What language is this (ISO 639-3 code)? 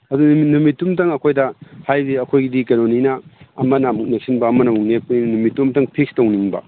mni